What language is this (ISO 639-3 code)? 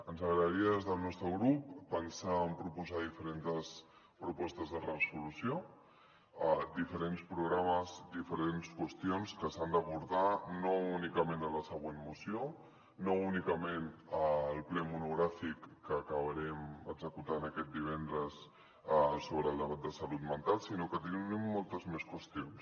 cat